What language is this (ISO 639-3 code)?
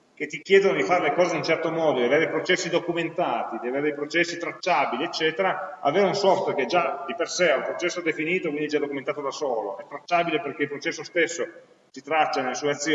ita